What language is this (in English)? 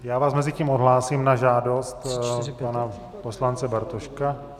Czech